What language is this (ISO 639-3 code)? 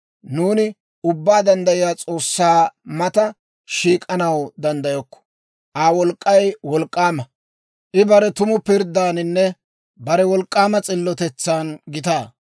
dwr